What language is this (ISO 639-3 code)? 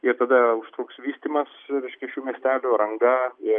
lit